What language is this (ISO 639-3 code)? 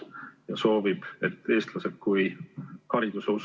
est